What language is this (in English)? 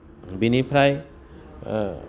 Bodo